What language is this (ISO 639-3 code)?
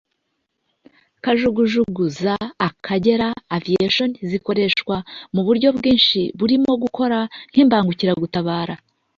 kin